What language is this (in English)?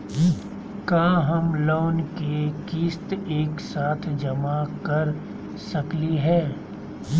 Magahi